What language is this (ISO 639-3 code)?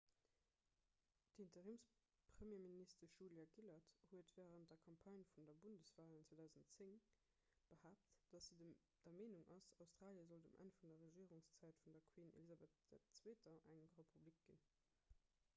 ltz